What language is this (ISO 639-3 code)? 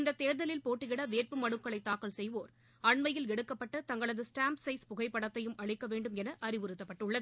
tam